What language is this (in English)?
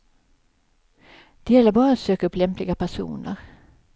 Swedish